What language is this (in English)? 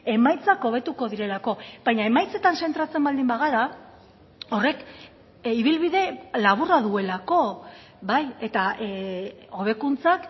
Basque